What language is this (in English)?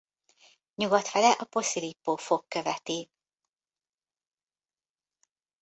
Hungarian